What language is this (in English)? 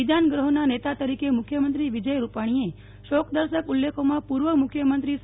Gujarati